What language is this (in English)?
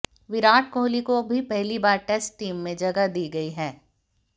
Hindi